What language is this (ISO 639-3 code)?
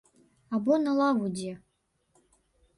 bel